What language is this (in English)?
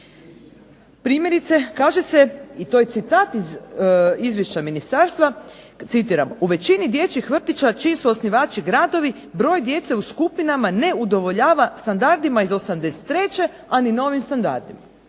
Croatian